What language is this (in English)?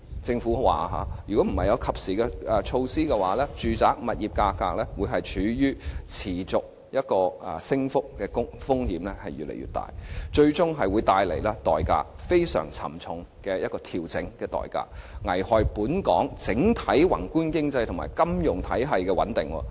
Cantonese